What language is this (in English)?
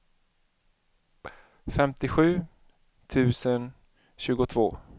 Swedish